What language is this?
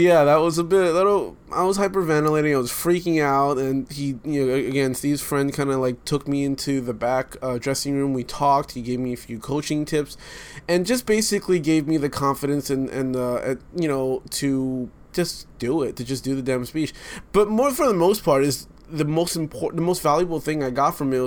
English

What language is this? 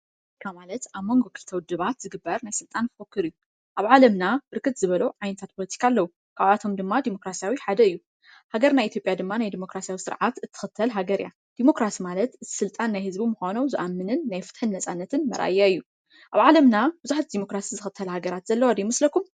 Tigrinya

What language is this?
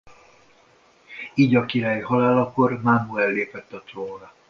Hungarian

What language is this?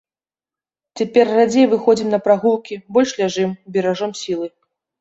Belarusian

